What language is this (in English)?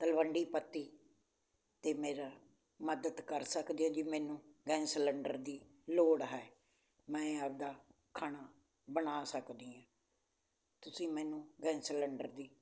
Punjabi